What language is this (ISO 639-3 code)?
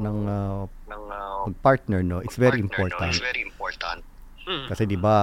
fil